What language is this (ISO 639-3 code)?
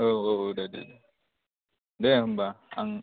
brx